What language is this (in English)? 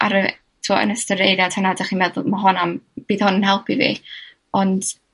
Welsh